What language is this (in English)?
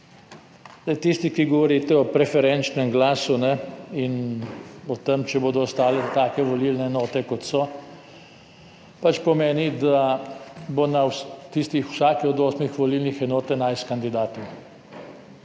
Slovenian